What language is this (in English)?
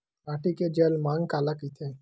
Chhattisgarhi